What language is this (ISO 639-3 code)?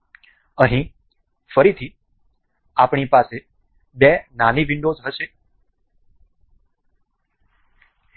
guj